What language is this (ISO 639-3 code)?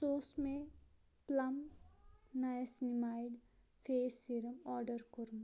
kas